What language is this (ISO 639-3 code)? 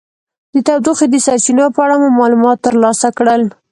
pus